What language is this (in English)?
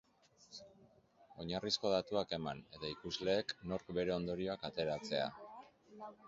Basque